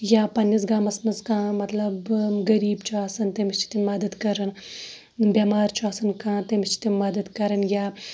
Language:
Kashmiri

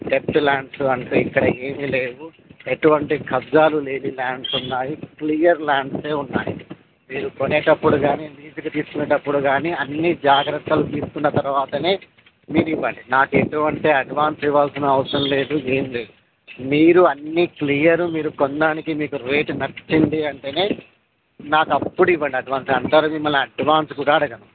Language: Telugu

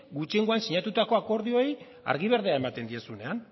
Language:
Basque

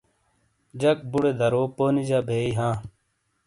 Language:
Shina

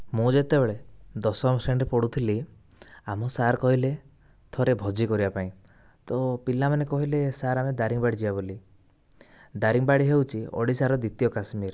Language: Odia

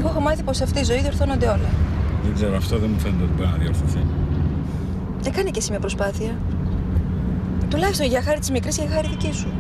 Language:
Greek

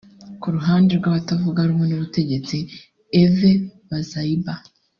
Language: Kinyarwanda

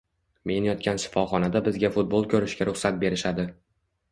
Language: Uzbek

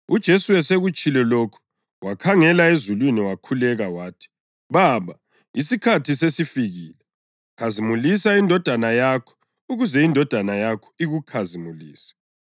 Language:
North Ndebele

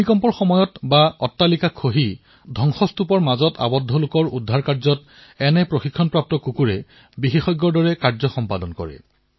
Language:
Assamese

